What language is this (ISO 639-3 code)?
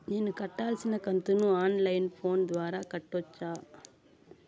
tel